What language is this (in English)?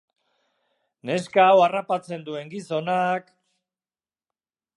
Basque